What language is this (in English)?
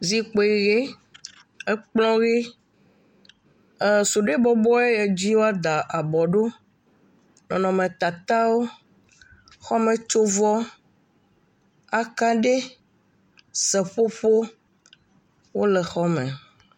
Ewe